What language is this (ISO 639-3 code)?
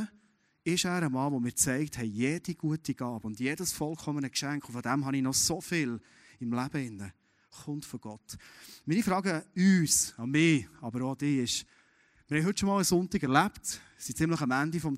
deu